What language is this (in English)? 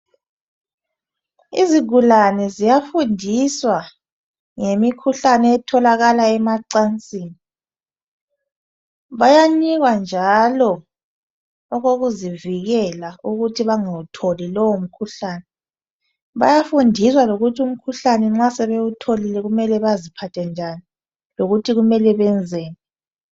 North Ndebele